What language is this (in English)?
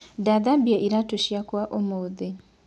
Kikuyu